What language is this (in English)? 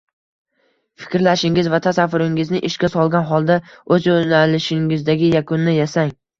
Uzbek